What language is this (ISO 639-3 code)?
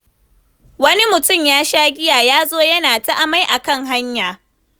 hau